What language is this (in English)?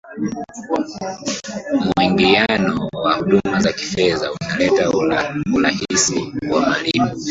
Swahili